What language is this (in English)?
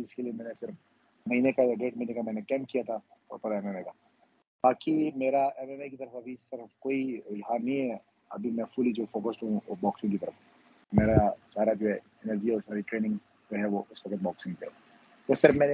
Urdu